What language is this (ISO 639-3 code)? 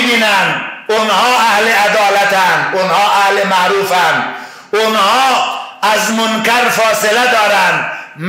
fas